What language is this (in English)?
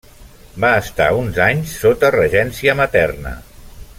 Catalan